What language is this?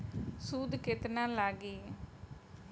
Bhojpuri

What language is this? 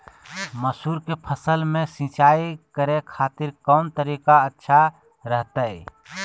Magahi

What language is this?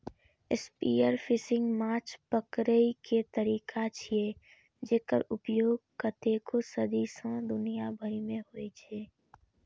Maithili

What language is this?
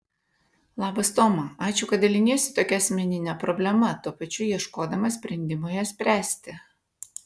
Lithuanian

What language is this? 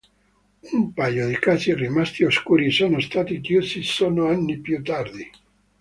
Italian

